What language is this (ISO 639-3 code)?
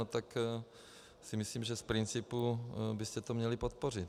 ces